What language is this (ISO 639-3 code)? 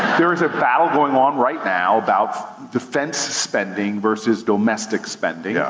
eng